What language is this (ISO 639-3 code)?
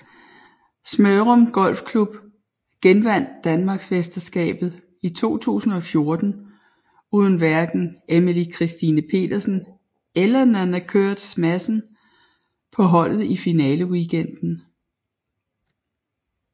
dan